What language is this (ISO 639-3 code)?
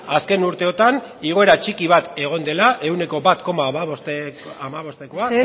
eus